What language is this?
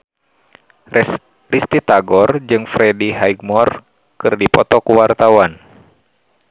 Sundanese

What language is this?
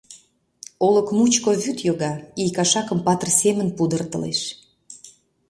Mari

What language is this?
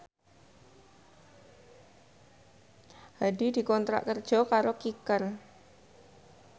Javanese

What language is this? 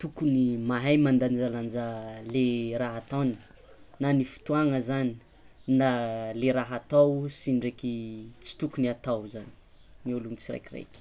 Tsimihety Malagasy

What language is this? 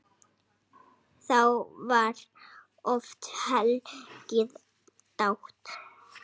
Icelandic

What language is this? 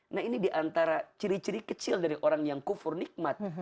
Indonesian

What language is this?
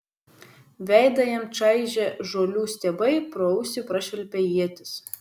Lithuanian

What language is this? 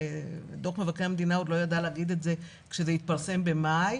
Hebrew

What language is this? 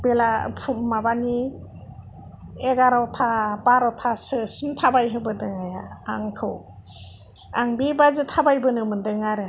Bodo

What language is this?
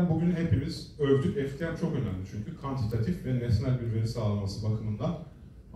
Turkish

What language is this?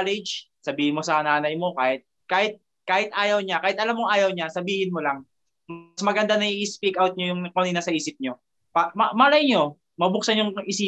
Filipino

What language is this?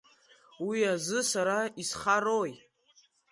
Abkhazian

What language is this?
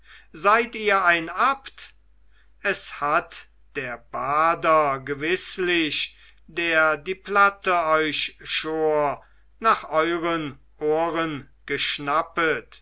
German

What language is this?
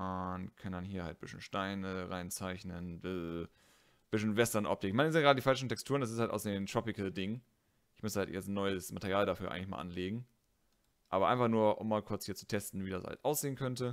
German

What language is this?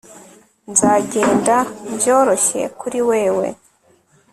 Kinyarwanda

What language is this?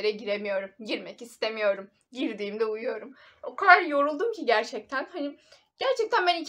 Turkish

